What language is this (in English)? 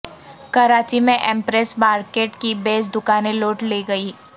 Urdu